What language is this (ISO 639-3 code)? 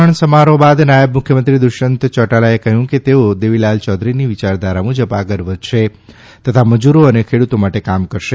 guj